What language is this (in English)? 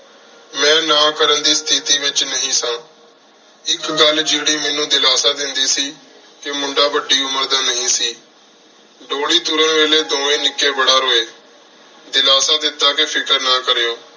Punjabi